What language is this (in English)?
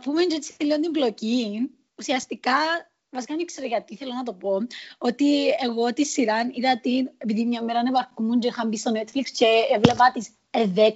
Greek